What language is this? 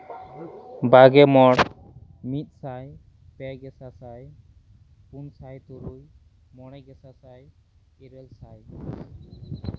Santali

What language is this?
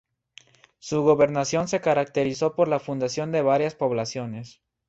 Spanish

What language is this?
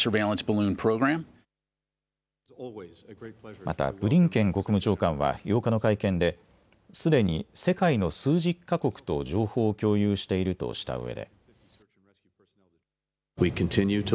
Japanese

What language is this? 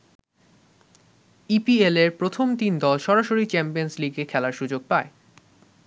Bangla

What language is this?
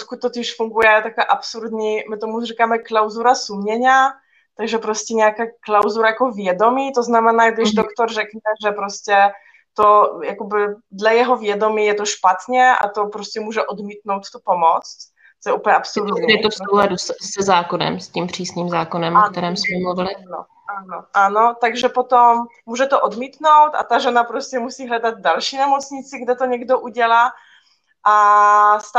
Czech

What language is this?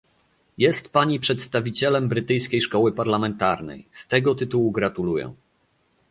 Polish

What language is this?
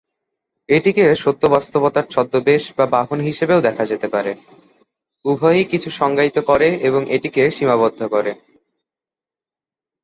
Bangla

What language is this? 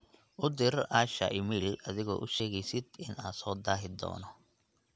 Somali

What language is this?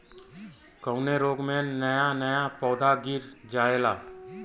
Bhojpuri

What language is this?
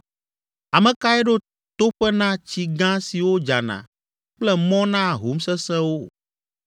Ewe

